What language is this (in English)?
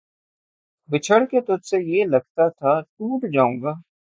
Urdu